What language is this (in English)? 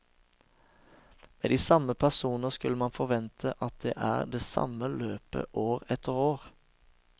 Norwegian